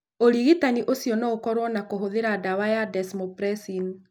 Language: Kikuyu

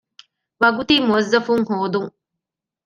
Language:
Divehi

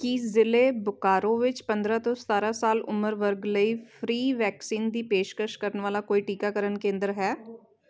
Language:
Punjabi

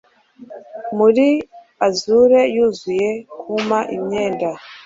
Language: Kinyarwanda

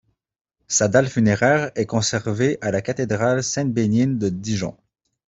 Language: French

